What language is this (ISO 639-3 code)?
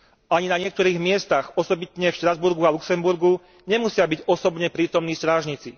slk